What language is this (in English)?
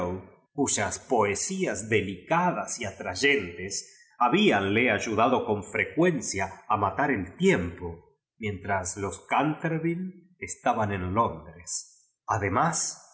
Spanish